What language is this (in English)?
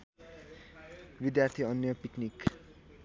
Nepali